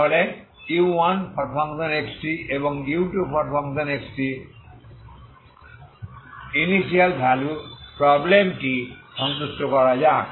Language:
Bangla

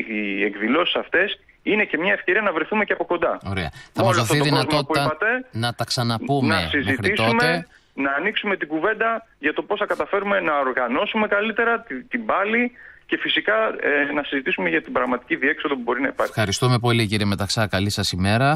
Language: Greek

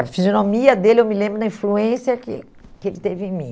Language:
Portuguese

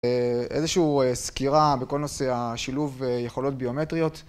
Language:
Hebrew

